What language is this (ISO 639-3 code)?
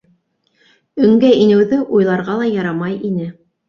bak